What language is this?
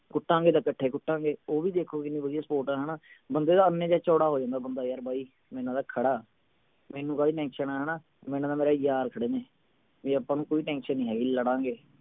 Punjabi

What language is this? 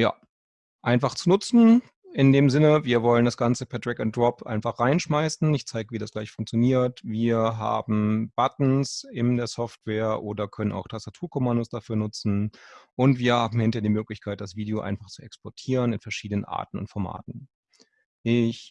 German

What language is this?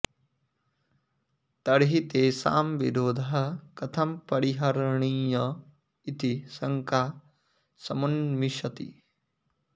Sanskrit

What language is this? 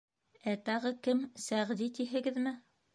Bashkir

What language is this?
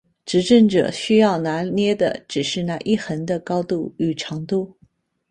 Chinese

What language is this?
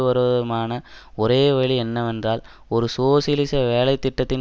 Tamil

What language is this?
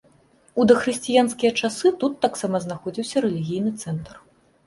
Belarusian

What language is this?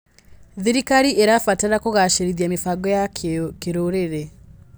Kikuyu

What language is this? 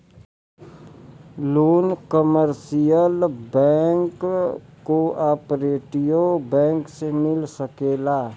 Bhojpuri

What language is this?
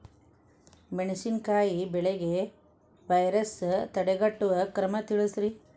Kannada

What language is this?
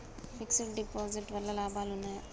Telugu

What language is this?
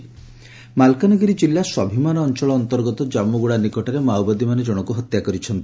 Odia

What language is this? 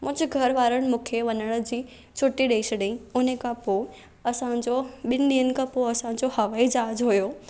Sindhi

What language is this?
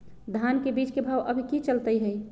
Magahi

